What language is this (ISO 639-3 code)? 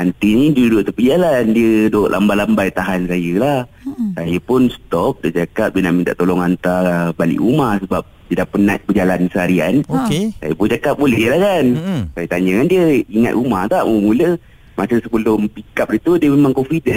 msa